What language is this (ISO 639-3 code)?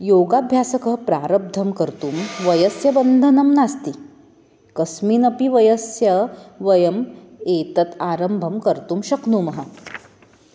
san